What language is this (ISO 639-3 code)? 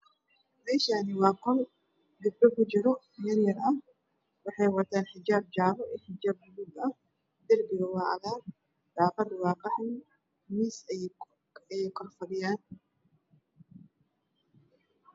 som